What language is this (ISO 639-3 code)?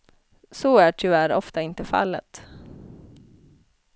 swe